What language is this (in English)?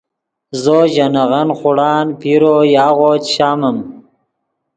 Yidgha